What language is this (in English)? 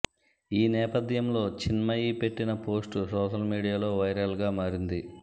Telugu